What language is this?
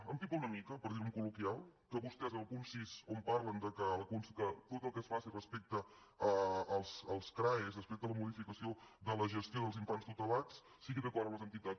Catalan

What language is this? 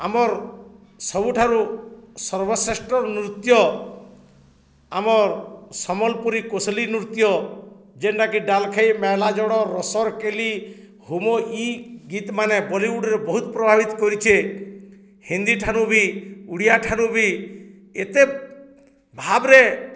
Odia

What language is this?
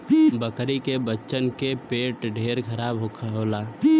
Bhojpuri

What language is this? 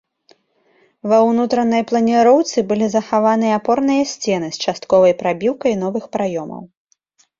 Belarusian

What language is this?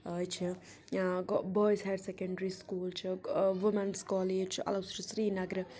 Kashmiri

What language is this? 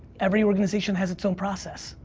English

